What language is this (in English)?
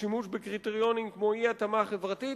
Hebrew